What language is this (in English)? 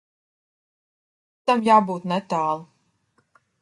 Latvian